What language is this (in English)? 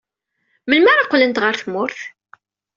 Kabyle